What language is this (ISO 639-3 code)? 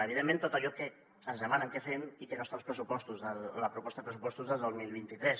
cat